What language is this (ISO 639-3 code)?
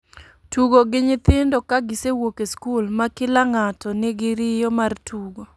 luo